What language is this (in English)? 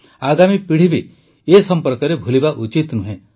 Odia